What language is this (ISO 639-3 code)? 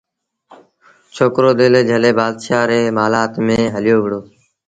sbn